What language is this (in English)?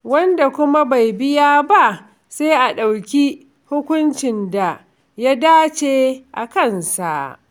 Hausa